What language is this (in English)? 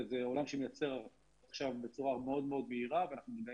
Hebrew